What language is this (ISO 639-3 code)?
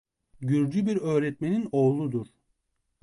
tur